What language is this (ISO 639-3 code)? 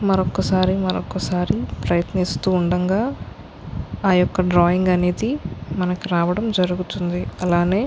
tel